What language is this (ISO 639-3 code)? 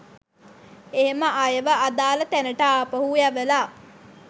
sin